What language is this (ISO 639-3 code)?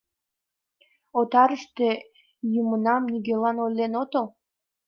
chm